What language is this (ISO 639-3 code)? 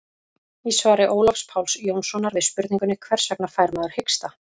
isl